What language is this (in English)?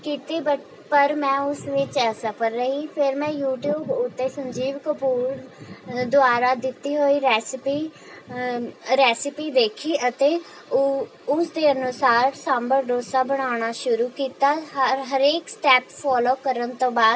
Punjabi